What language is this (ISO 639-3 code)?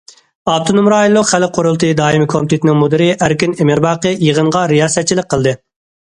uig